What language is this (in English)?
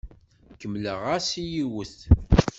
Kabyle